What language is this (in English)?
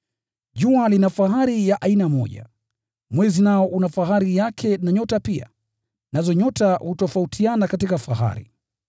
Swahili